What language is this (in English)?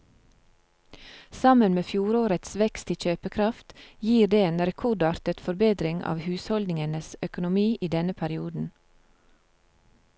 Norwegian